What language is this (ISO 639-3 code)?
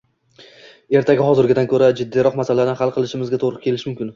uzb